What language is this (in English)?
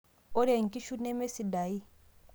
Masai